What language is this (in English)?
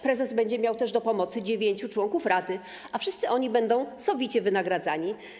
Polish